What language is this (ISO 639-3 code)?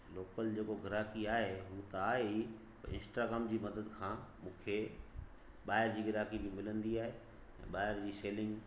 snd